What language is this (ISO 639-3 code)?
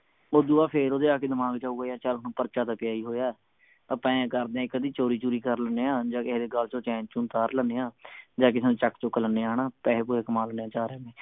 pan